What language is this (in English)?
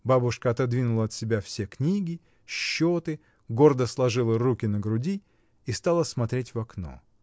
Russian